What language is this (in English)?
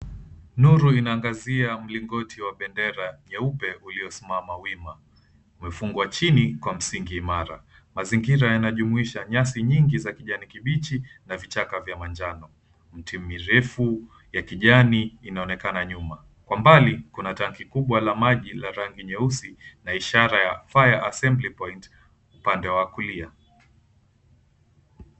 Swahili